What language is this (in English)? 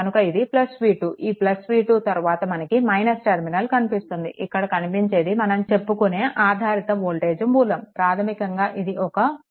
Telugu